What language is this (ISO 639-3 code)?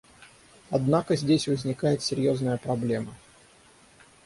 rus